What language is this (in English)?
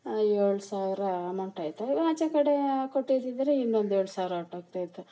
Kannada